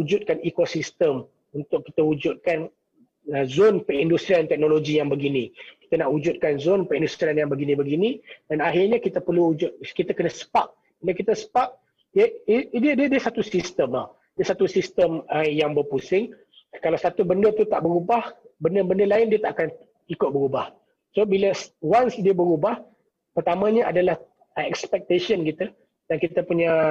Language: Malay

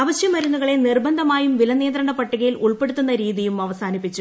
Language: Malayalam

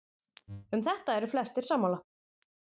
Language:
Icelandic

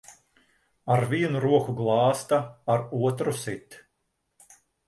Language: Latvian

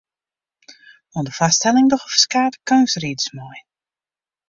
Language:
Western Frisian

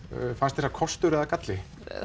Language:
Icelandic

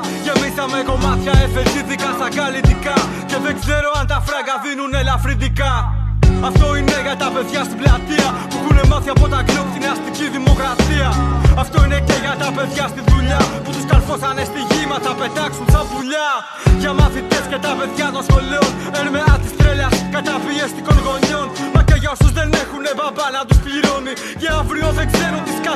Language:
Greek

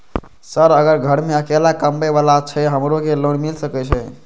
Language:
Maithili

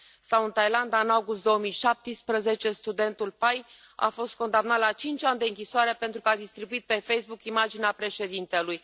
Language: Romanian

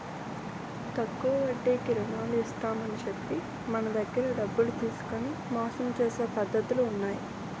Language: Telugu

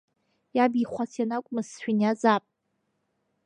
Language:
Abkhazian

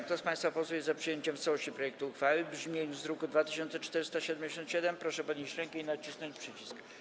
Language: Polish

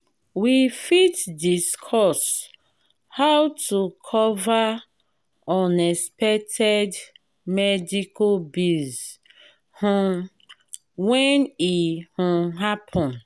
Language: Nigerian Pidgin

